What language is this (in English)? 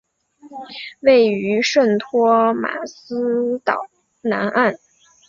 Chinese